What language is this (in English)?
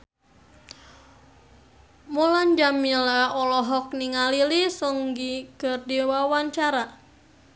Sundanese